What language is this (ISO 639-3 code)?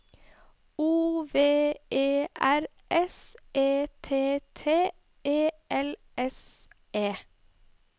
nor